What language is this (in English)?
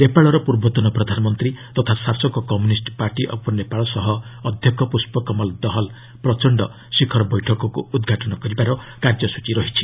Odia